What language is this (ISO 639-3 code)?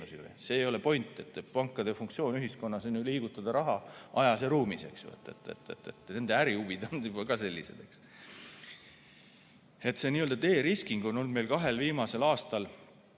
est